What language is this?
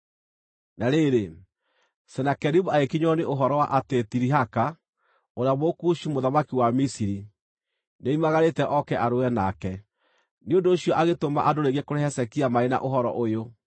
Kikuyu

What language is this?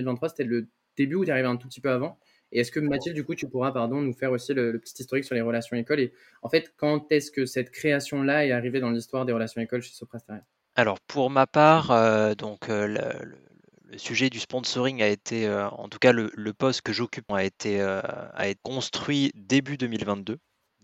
French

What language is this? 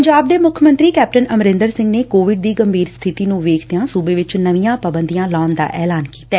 Punjabi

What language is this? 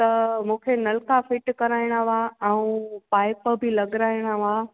Sindhi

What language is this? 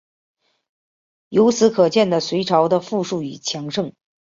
Chinese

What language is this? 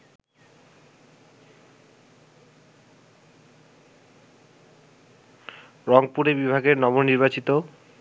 Bangla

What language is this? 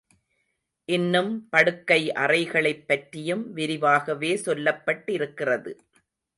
Tamil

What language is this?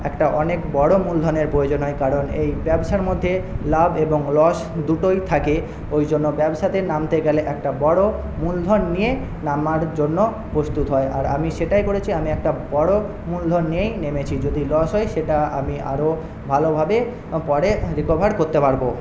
Bangla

